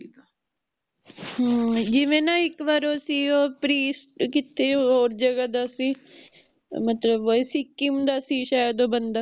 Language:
Punjabi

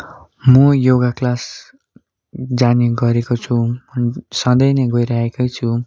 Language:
Nepali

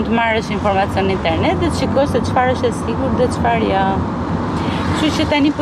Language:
Romanian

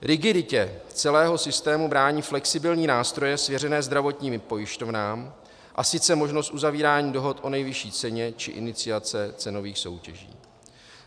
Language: Czech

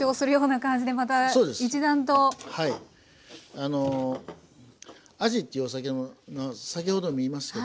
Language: Japanese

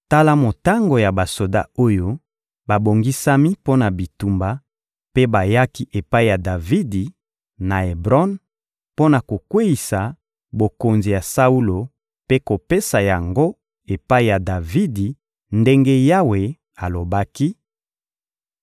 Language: Lingala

